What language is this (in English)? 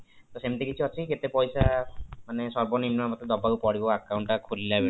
Odia